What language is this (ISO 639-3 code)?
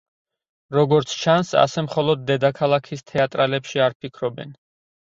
kat